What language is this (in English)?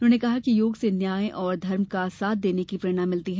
Hindi